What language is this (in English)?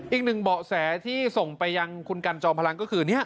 Thai